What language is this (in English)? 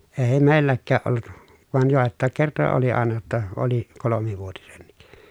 Finnish